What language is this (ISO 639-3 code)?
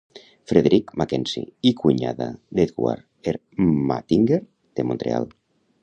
cat